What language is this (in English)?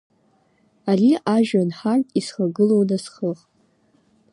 Abkhazian